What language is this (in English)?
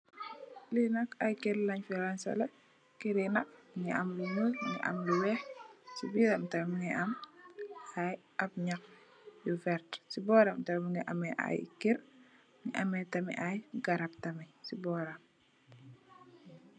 Wolof